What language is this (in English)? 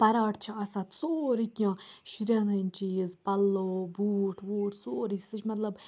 Kashmiri